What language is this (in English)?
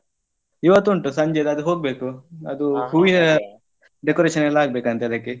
Kannada